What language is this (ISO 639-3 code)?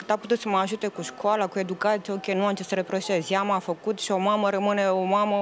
ron